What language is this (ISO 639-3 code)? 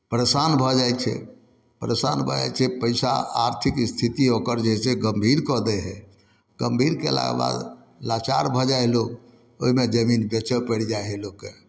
mai